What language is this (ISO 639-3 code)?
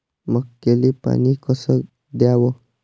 mar